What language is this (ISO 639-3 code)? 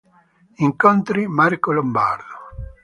ita